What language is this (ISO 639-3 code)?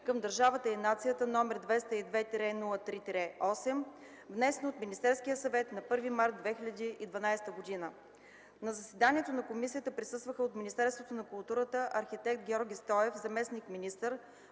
bul